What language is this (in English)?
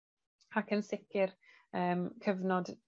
Welsh